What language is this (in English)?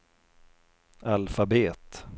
Swedish